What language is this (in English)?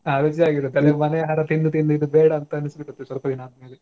Kannada